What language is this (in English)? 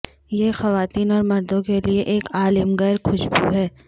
Urdu